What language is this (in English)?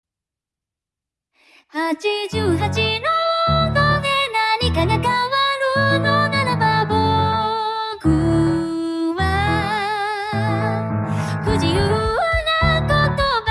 Japanese